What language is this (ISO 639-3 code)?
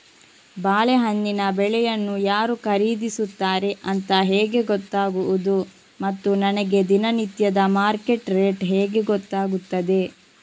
kan